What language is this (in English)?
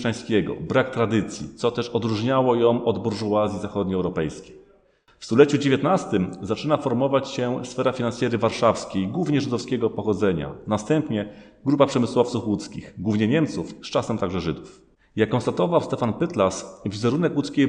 Polish